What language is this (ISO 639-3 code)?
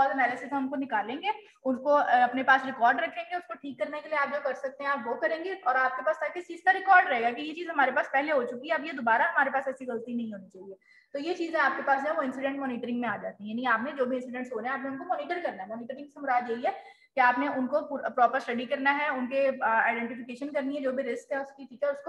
hin